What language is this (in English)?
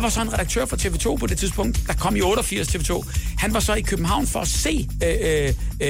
Danish